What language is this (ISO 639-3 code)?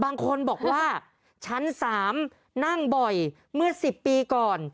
tha